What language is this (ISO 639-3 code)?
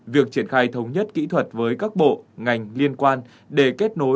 vie